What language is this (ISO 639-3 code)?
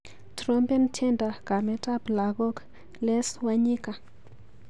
kln